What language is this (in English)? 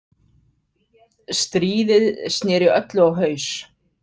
Icelandic